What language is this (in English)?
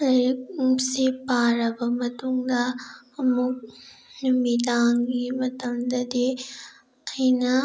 Manipuri